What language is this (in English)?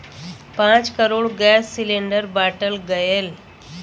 Bhojpuri